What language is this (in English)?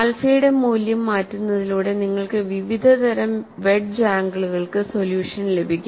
Malayalam